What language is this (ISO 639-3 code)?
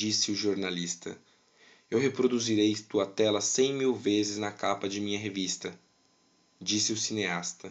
por